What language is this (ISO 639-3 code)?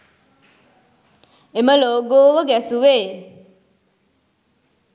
sin